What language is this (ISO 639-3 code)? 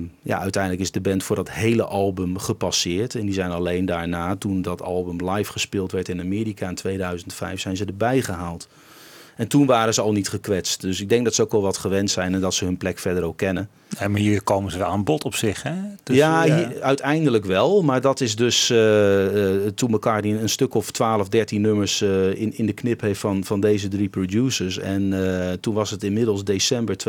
nld